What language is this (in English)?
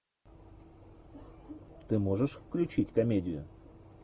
Russian